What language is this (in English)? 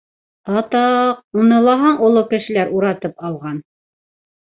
Bashkir